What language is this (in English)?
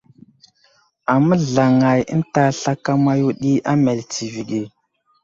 Wuzlam